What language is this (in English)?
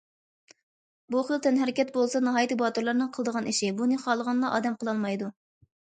Uyghur